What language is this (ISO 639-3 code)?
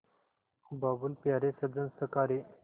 hin